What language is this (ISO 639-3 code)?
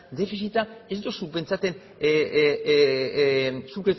eus